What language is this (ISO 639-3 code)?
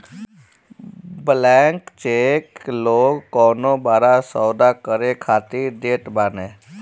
bho